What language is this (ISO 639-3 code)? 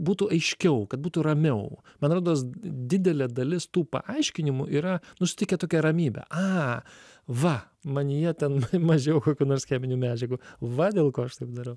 lit